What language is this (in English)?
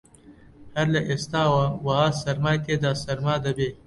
Central Kurdish